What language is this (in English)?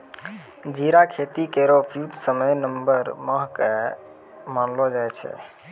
Maithili